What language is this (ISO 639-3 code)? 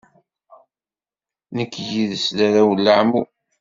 kab